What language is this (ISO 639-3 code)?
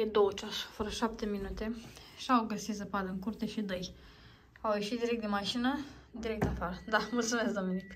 ron